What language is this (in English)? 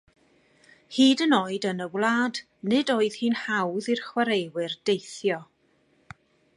Welsh